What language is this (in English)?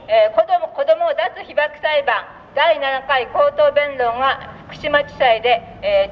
Japanese